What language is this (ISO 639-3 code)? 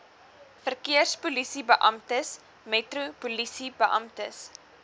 afr